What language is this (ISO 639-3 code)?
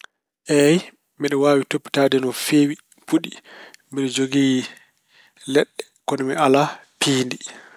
ful